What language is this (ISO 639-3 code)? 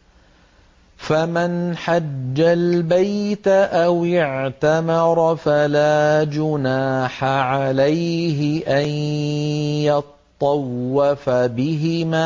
ara